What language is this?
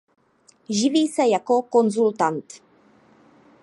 Czech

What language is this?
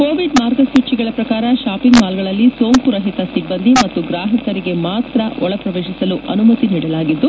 Kannada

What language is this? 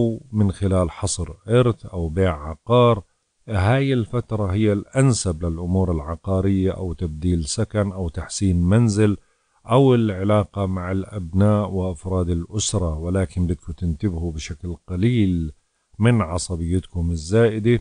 Arabic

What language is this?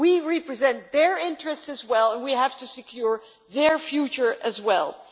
English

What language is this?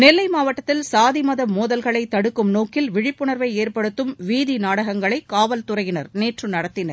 Tamil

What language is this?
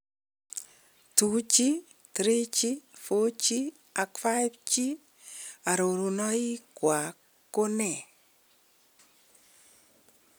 Kalenjin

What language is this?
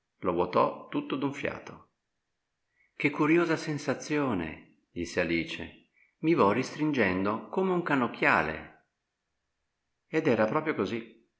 Italian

